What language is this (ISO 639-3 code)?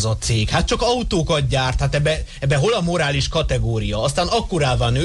hun